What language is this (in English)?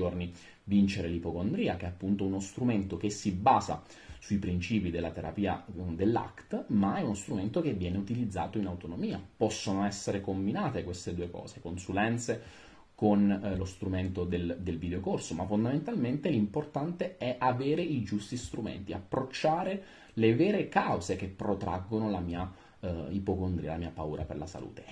Italian